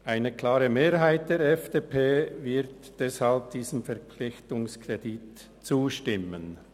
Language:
Swiss German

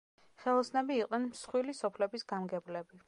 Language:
Georgian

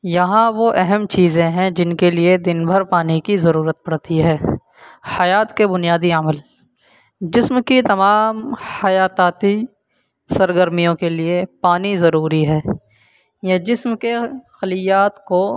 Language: Urdu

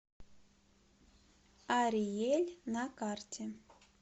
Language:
Russian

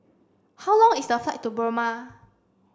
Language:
English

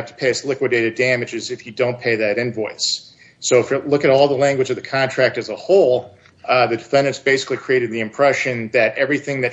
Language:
English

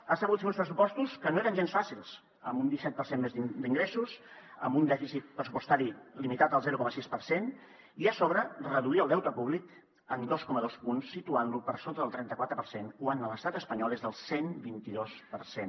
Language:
Catalan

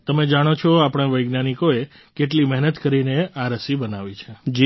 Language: Gujarati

